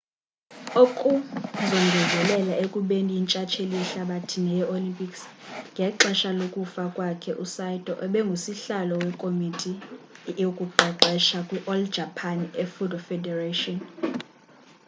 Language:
Xhosa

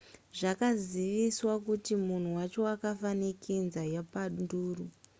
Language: Shona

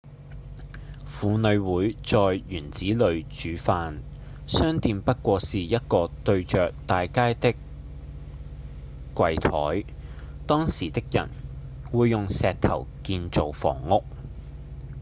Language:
Cantonese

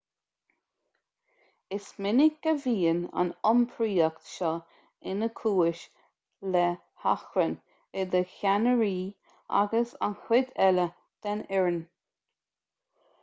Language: Irish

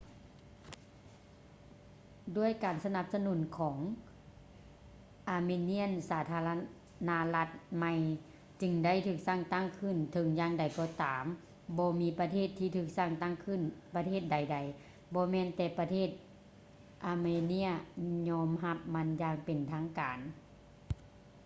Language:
Lao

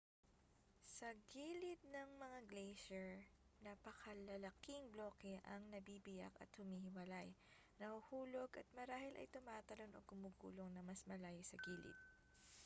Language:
Filipino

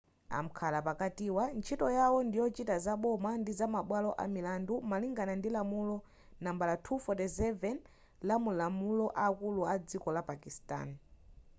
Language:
Nyanja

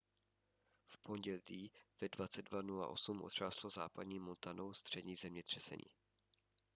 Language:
Czech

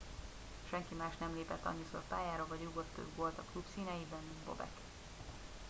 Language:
Hungarian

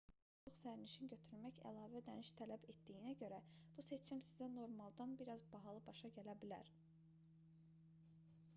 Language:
Azerbaijani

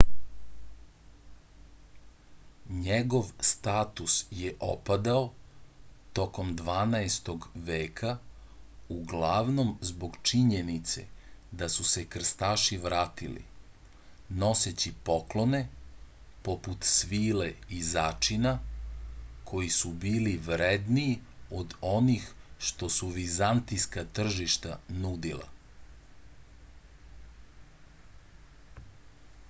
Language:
Serbian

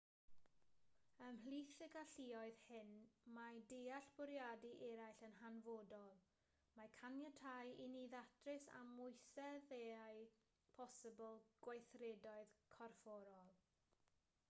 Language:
Welsh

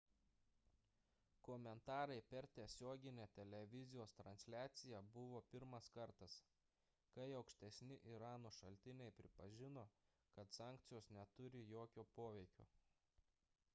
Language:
Lithuanian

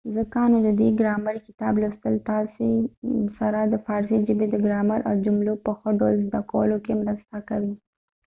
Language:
Pashto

